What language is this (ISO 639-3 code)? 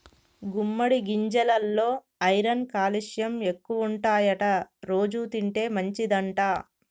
tel